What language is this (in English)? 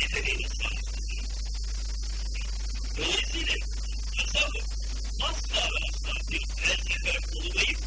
Turkish